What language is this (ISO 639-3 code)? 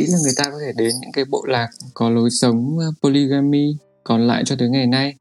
vie